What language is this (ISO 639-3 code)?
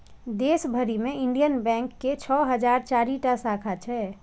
mai